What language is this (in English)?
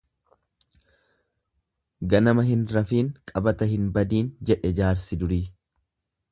Oromo